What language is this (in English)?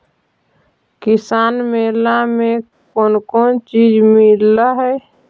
Magahi